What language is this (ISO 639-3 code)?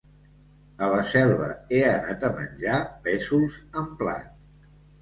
cat